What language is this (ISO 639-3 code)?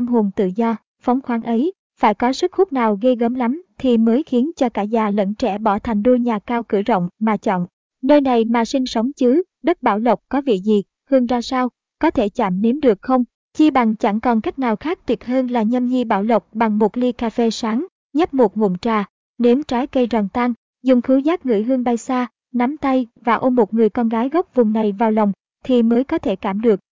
vie